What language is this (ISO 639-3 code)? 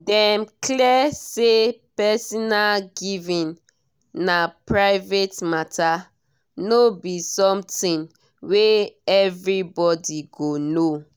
pcm